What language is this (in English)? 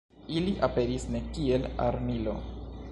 Esperanto